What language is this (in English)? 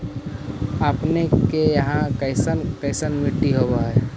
Magahi